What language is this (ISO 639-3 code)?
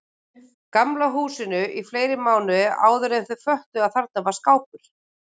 isl